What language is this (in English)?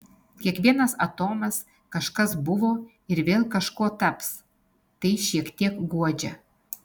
Lithuanian